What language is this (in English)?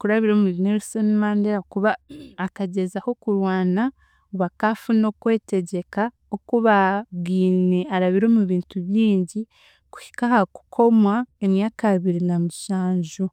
Chiga